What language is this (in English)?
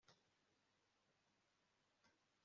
Kinyarwanda